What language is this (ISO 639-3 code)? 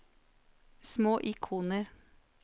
nor